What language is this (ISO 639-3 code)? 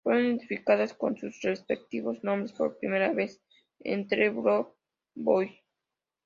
spa